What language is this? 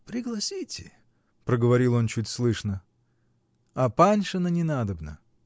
Russian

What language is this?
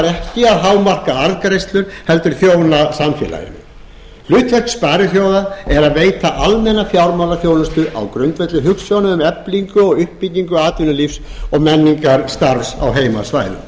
Icelandic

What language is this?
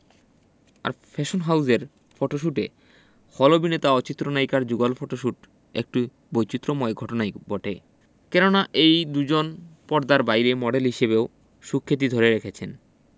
Bangla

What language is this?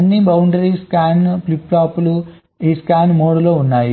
Telugu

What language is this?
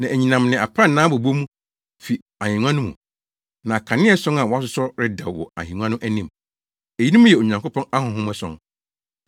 Akan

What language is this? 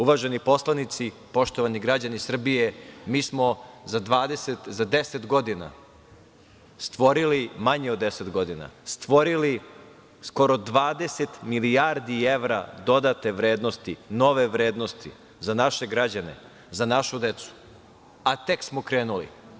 Serbian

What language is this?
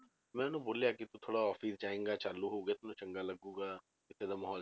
Punjabi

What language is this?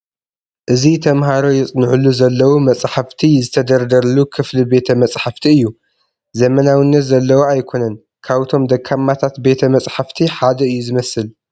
Tigrinya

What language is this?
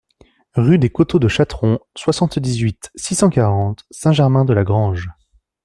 French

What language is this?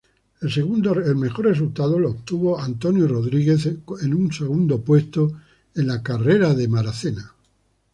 Spanish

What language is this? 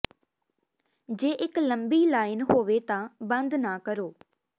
Punjabi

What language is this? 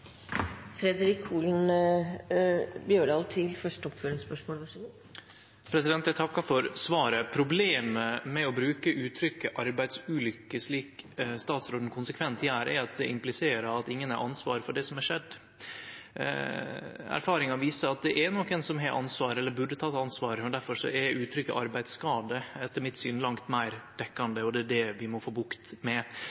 Norwegian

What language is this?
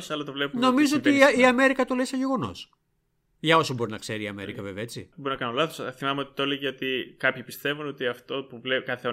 Greek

